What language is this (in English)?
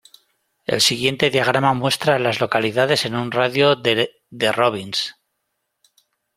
Spanish